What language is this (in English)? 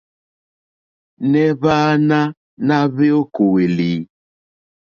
Mokpwe